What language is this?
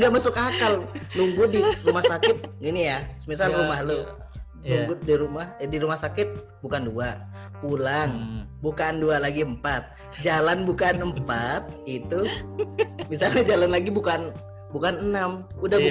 Indonesian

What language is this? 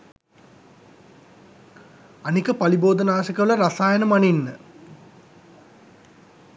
Sinhala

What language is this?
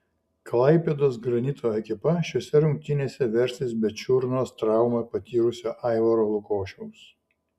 Lithuanian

